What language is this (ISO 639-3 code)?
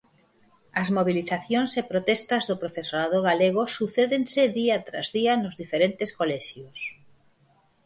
glg